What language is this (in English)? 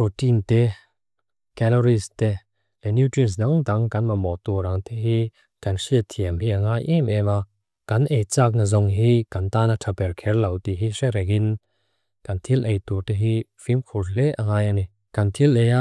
Mizo